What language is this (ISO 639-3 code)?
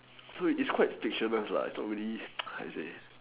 eng